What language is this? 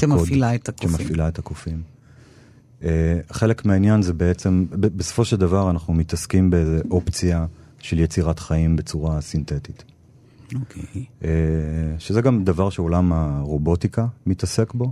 Hebrew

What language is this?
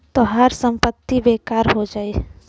Bhojpuri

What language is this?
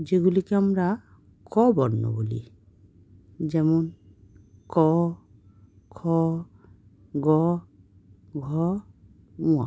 Bangla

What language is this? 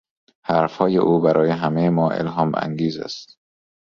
Persian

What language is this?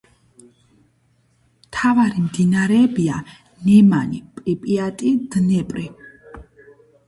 Georgian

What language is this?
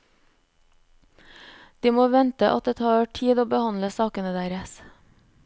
Norwegian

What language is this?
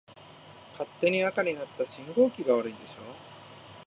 Japanese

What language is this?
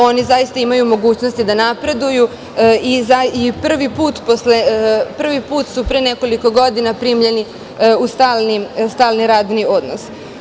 Serbian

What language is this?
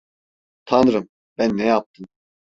Turkish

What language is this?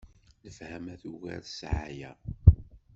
Kabyle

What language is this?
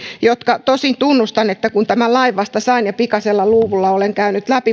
Finnish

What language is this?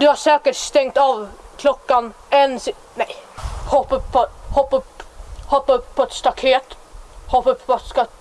Swedish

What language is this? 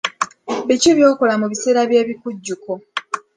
Ganda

